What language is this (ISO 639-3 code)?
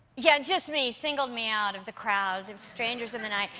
eng